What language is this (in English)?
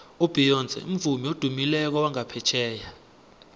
South Ndebele